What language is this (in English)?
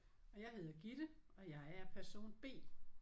Danish